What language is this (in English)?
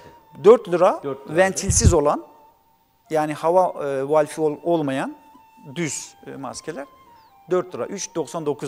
Turkish